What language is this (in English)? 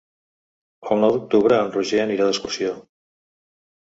Catalan